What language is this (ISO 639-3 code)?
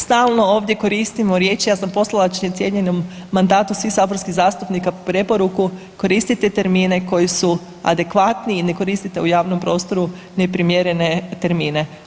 hrv